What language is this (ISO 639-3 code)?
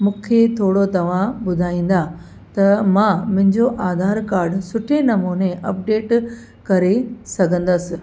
snd